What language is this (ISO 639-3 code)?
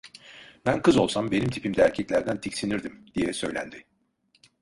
tur